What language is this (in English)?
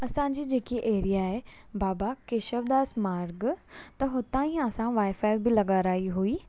Sindhi